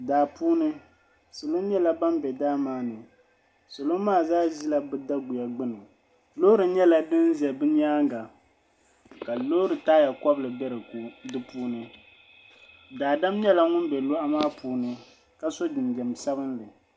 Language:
Dagbani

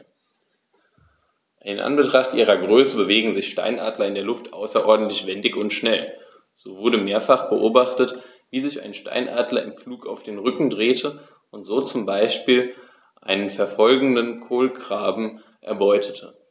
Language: German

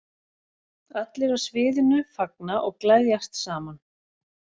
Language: Icelandic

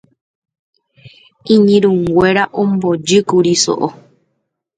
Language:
Guarani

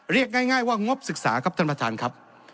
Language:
Thai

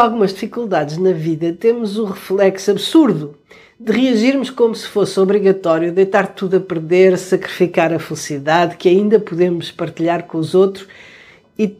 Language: Portuguese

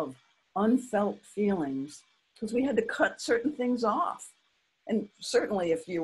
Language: English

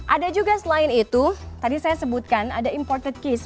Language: Indonesian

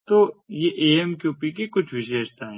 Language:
Hindi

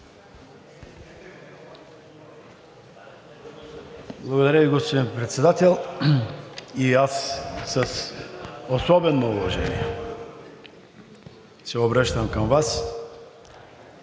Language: Bulgarian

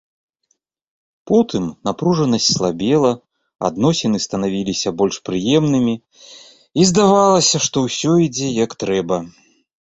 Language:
Belarusian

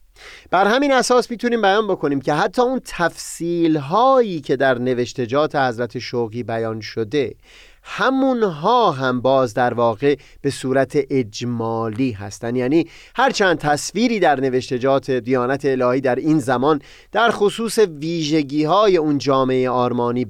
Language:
Persian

